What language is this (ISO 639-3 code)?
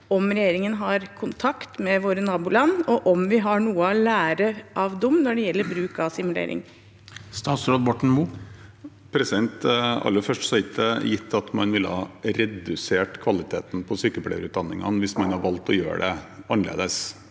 nor